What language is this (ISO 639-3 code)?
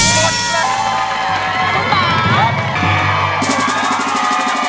tha